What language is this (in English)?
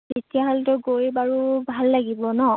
Assamese